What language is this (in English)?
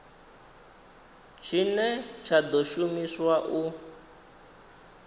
Venda